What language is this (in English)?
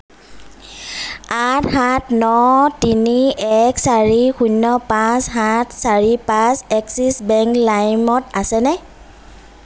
Assamese